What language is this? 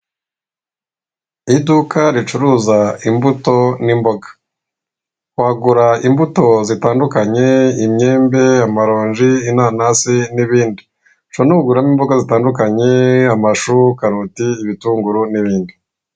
Kinyarwanda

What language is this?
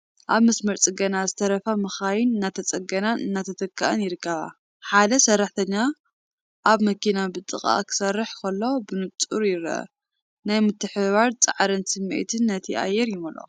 Tigrinya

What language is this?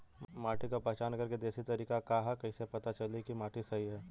Bhojpuri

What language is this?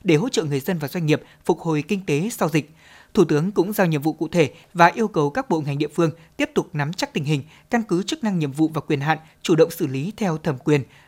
Vietnamese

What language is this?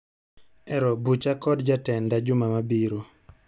Luo (Kenya and Tanzania)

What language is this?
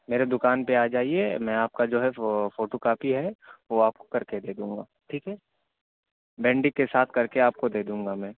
Urdu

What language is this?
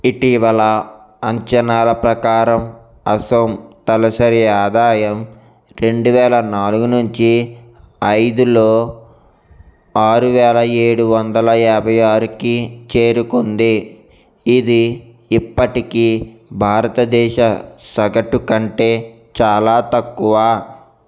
Telugu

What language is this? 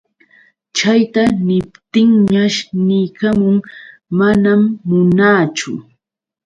Yauyos Quechua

